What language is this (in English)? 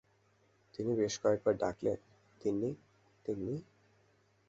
Bangla